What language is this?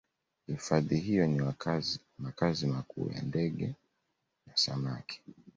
Swahili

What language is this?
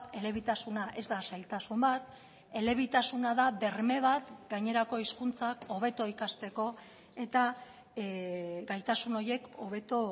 Basque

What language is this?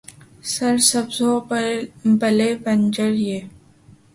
Urdu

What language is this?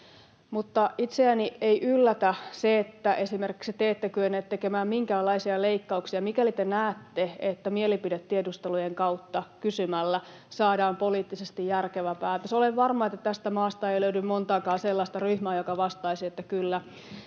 Finnish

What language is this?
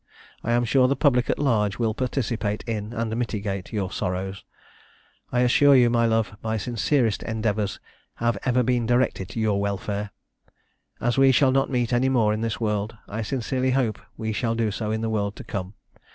English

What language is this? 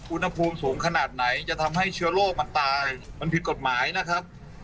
Thai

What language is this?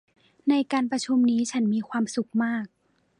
Thai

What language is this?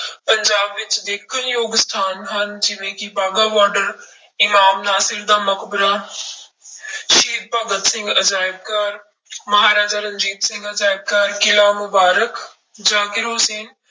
Punjabi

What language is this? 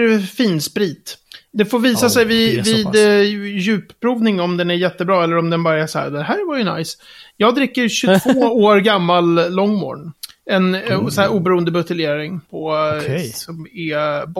Swedish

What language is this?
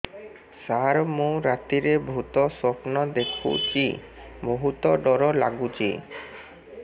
Odia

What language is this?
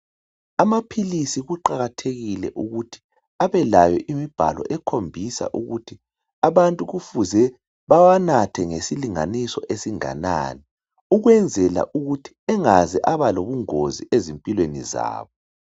North Ndebele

